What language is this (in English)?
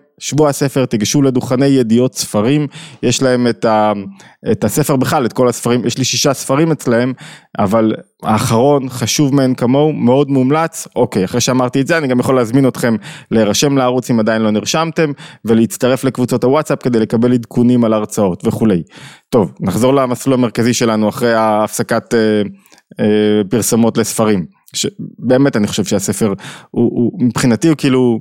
Hebrew